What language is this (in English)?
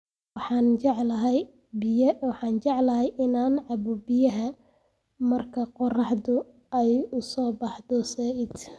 Somali